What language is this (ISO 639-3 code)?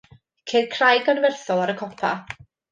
cym